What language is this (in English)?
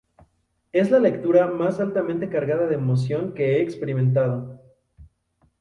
Spanish